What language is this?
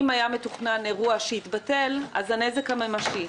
Hebrew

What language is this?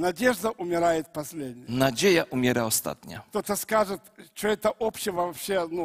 Polish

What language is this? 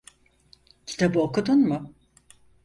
Turkish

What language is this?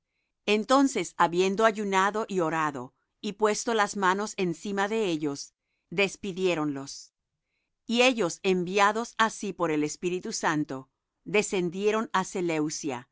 Spanish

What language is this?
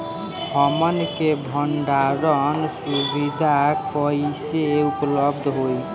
Bhojpuri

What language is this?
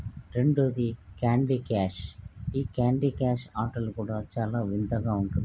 Telugu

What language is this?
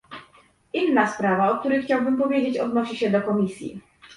Polish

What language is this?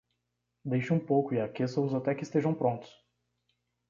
Portuguese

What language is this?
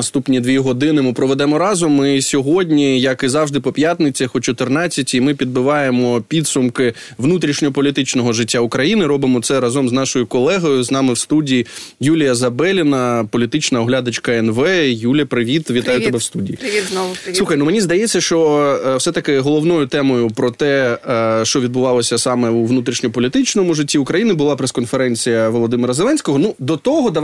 Ukrainian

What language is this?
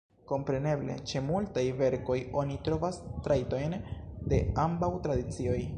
Esperanto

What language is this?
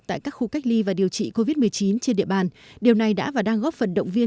Vietnamese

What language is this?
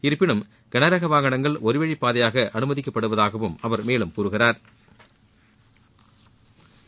Tamil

